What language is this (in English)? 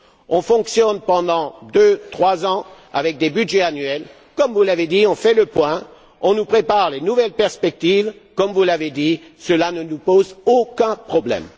French